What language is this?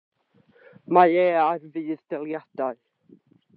Welsh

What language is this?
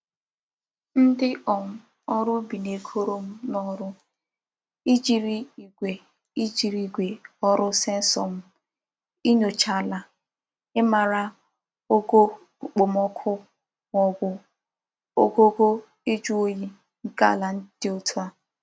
Igbo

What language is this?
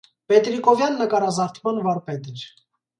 Armenian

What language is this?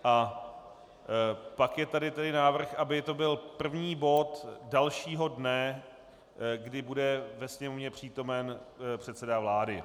Czech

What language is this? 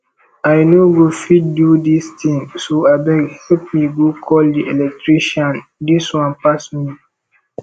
Nigerian Pidgin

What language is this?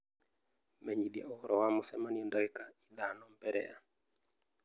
Kikuyu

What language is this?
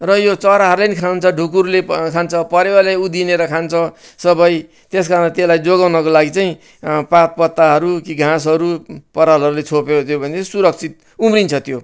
Nepali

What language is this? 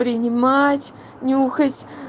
Russian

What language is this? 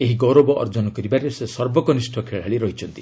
Odia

